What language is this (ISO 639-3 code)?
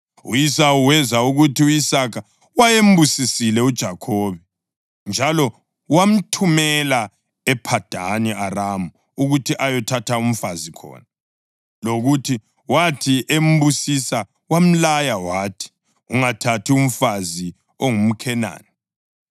nde